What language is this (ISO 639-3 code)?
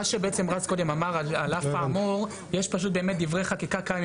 heb